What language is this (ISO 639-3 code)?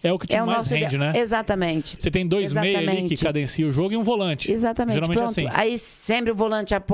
por